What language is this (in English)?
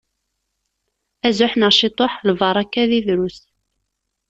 Kabyle